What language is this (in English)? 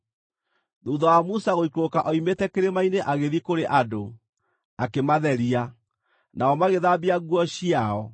Kikuyu